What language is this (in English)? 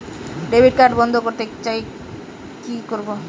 Bangla